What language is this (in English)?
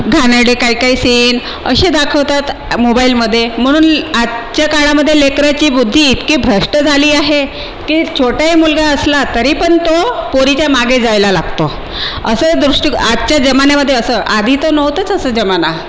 Marathi